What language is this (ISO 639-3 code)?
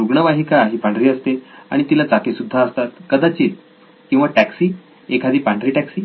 mar